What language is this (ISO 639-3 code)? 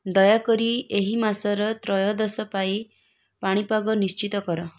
ori